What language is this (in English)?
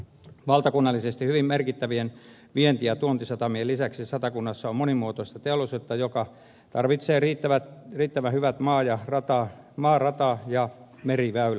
Finnish